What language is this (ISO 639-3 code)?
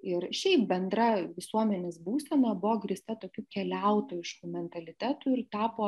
lit